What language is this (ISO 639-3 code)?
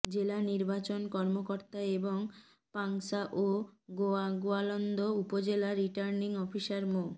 ben